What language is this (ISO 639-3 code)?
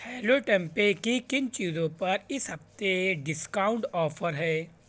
urd